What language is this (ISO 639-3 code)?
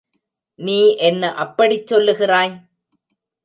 tam